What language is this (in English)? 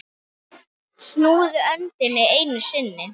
Icelandic